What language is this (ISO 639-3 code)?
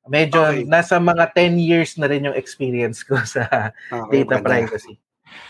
fil